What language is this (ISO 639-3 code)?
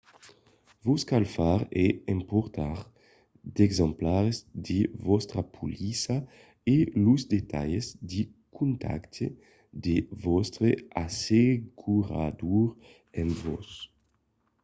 oci